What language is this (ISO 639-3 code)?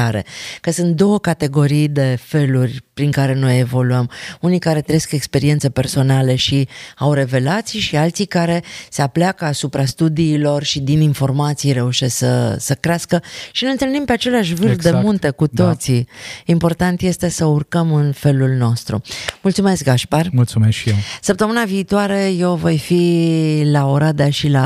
ron